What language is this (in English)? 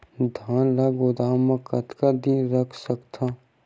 Chhattisgarhi